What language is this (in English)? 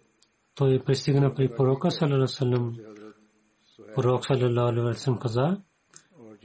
Bulgarian